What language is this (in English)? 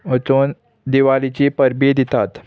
Konkani